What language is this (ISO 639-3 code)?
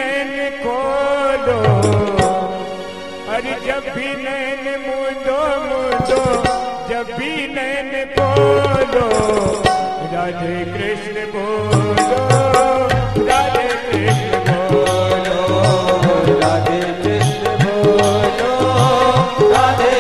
ara